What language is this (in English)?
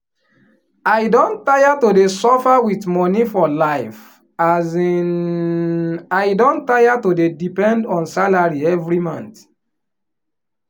Nigerian Pidgin